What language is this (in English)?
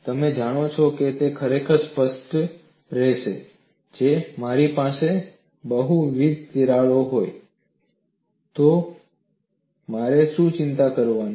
Gujarati